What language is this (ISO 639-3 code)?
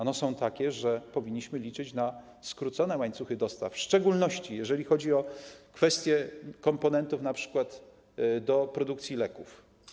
pol